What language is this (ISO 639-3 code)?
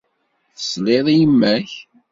kab